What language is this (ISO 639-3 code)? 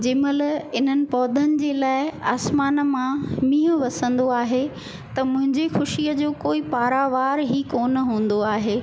snd